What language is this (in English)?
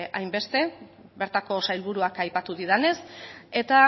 Basque